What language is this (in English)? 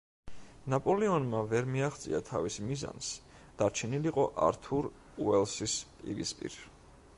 Georgian